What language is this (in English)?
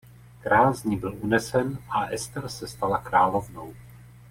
Czech